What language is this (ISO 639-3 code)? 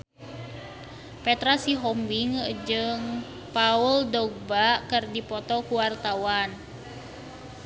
sun